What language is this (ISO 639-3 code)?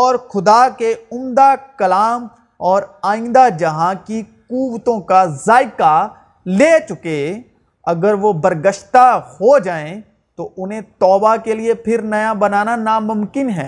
urd